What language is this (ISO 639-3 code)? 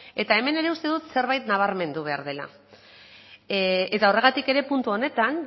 eus